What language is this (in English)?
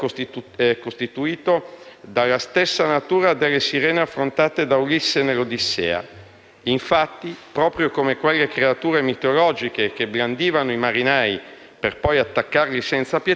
Italian